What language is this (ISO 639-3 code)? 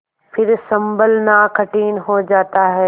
hin